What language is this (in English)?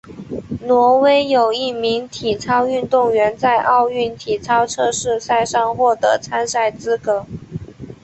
Chinese